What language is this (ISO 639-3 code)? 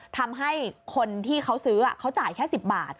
tha